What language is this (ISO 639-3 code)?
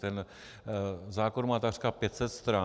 ces